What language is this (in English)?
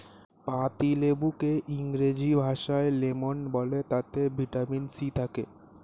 Bangla